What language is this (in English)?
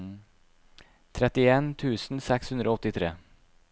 Norwegian